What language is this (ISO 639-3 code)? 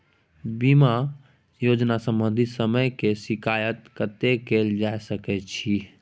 mai